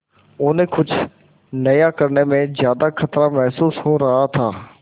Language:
Hindi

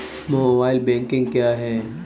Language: Hindi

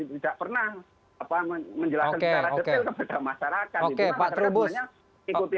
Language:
Indonesian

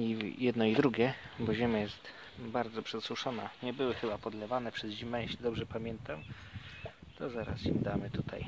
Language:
Polish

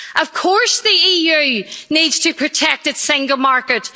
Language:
English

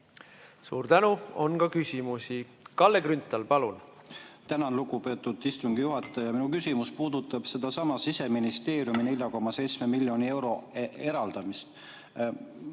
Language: Estonian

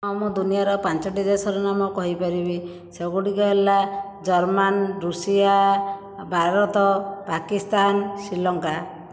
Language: Odia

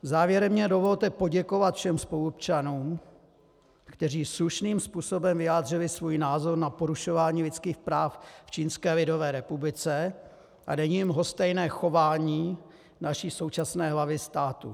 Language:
Czech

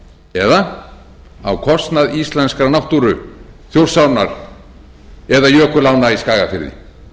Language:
Icelandic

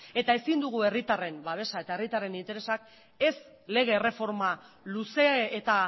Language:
Basque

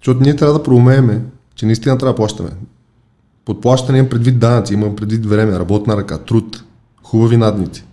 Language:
Bulgarian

